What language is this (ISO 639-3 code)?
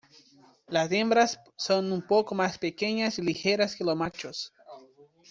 spa